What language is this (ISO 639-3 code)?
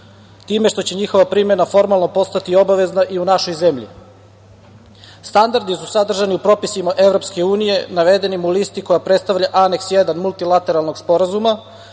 srp